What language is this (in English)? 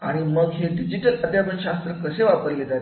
Marathi